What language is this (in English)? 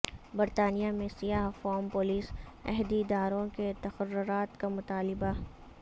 Urdu